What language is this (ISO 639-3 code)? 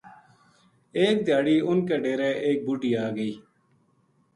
gju